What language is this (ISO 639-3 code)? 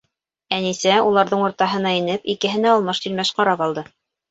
bak